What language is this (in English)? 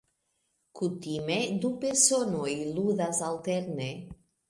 Esperanto